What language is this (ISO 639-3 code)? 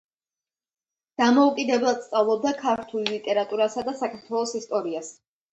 kat